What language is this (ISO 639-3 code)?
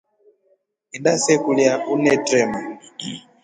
rof